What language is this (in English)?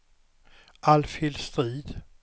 Swedish